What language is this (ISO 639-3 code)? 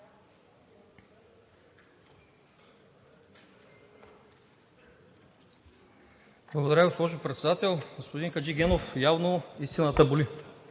bul